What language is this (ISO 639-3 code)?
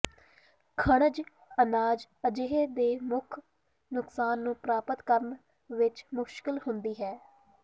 pan